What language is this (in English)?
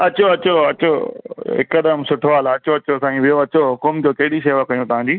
Sindhi